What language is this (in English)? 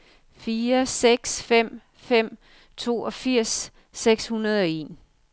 Danish